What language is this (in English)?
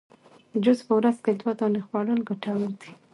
Pashto